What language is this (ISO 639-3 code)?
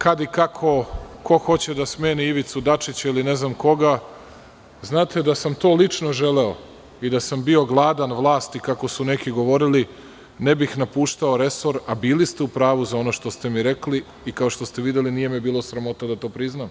srp